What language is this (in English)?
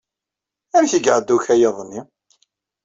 Kabyle